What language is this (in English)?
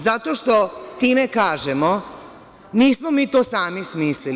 Serbian